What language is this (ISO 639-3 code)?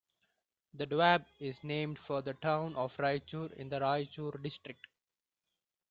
eng